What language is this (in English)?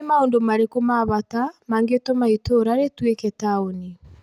Kikuyu